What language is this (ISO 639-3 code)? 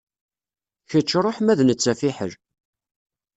kab